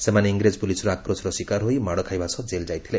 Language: Odia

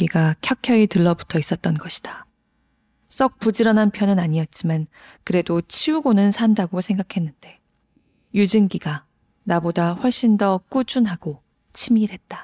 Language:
Korean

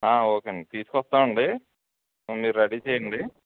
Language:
Telugu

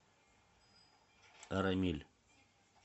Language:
Russian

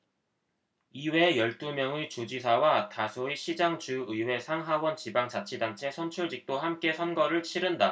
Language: Korean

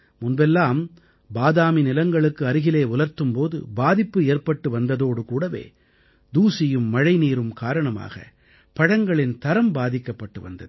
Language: Tamil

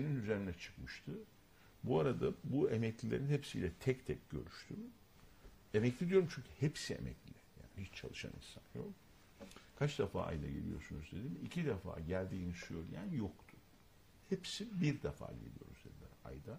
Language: Turkish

